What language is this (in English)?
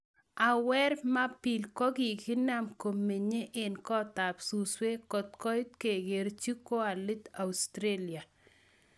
Kalenjin